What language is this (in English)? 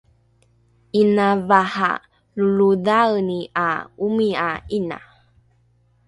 Rukai